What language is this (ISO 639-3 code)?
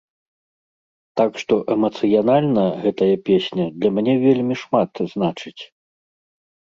bel